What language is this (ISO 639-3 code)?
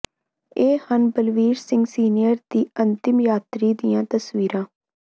pan